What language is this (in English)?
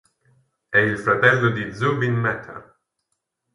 Italian